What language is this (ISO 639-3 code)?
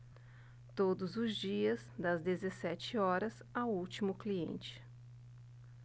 por